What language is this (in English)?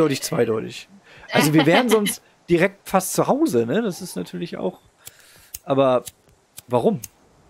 German